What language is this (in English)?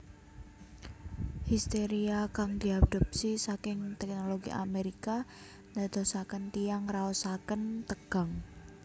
Javanese